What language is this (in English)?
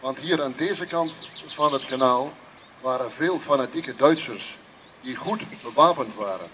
Dutch